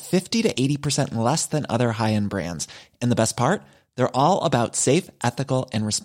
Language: French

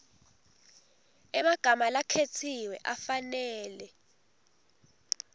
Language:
Swati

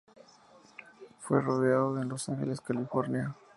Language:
Spanish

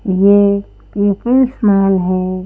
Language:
Hindi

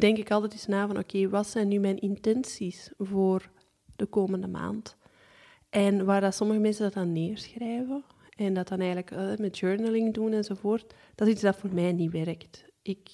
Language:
Dutch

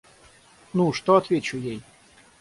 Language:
Russian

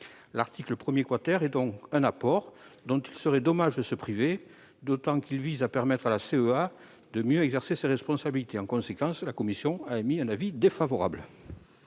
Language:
French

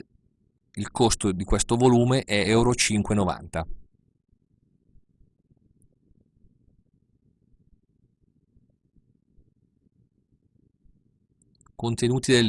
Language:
Italian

